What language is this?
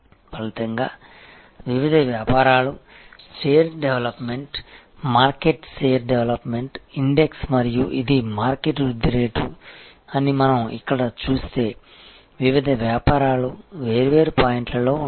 Telugu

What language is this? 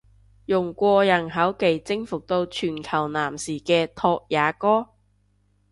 Cantonese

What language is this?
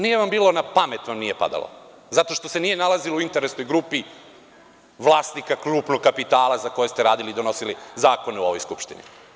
Serbian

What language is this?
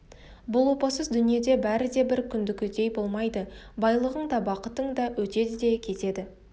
Kazakh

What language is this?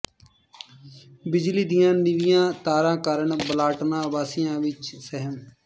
Punjabi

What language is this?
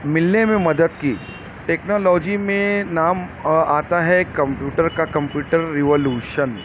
Urdu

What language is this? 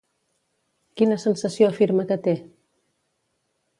Catalan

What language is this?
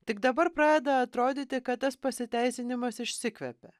Lithuanian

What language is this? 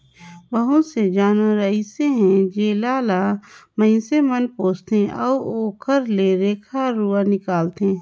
Chhattisgarhi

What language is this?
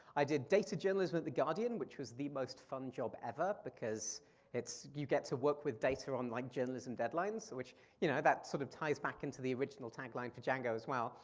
English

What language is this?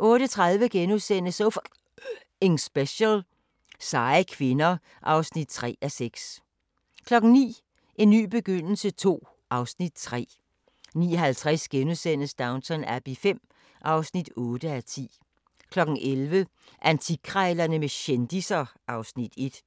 Danish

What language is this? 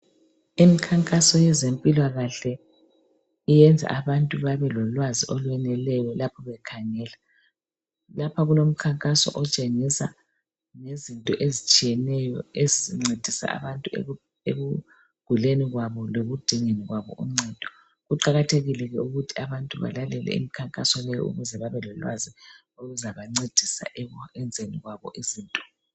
North Ndebele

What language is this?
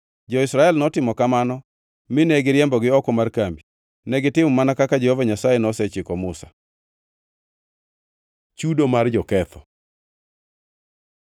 Luo (Kenya and Tanzania)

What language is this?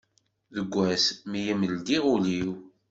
Kabyle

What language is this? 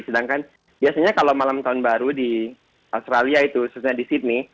Indonesian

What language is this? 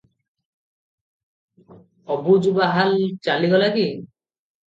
Odia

